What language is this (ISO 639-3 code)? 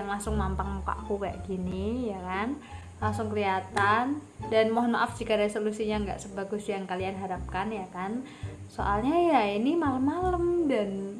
ind